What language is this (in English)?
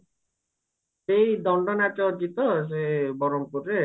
Odia